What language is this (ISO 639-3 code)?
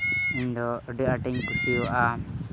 sat